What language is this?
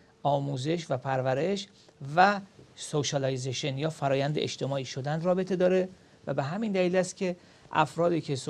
Persian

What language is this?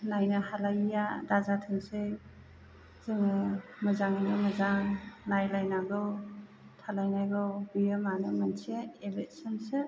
Bodo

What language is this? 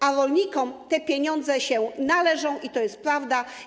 Polish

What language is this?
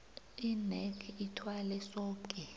South Ndebele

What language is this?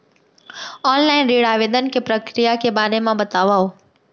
Chhattisgarhi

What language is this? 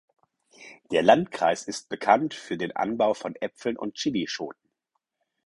German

